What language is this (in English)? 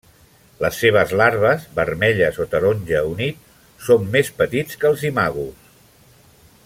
Catalan